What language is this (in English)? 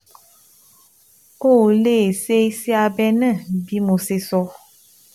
Yoruba